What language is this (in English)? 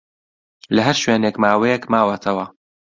Central Kurdish